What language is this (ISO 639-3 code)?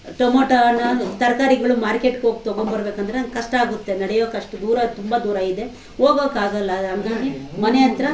kan